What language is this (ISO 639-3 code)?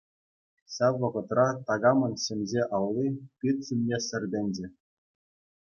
chv